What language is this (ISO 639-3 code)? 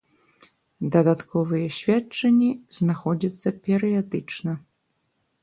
bel